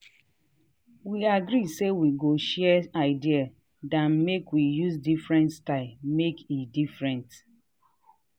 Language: Nigerian Pidgin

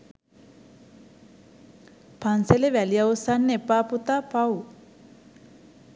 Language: Sinhala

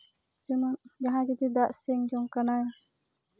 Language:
Santali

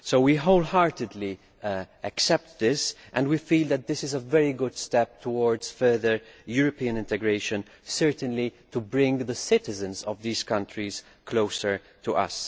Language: English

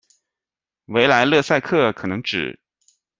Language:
Chinese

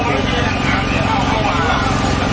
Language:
Thai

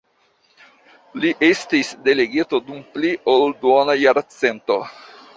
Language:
Esperanto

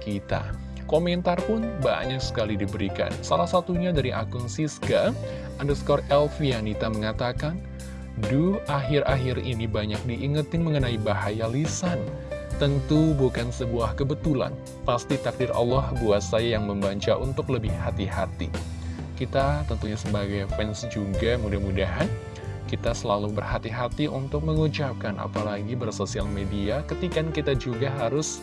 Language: Indonesian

